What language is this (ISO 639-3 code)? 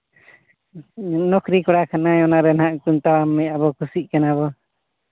sat